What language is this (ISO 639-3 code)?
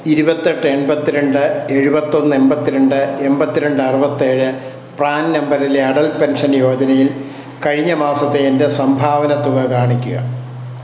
mal